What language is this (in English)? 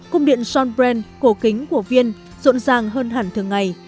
Vietnamese